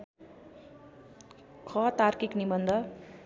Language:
Nepali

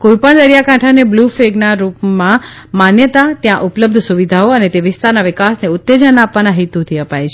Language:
Gujarati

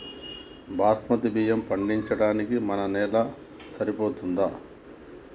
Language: Telugu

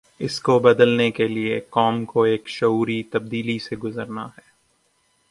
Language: Urdu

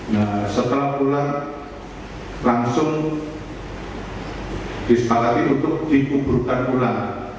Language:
Indonesian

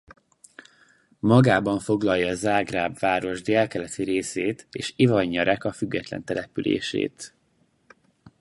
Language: Hungarian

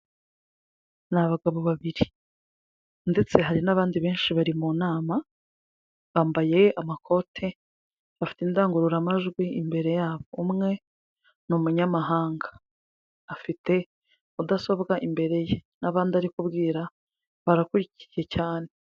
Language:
Kinyarwanda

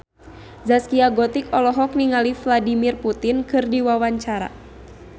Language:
Sundanese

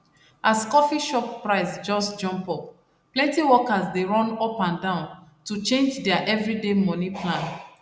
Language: Nigerian Pidgin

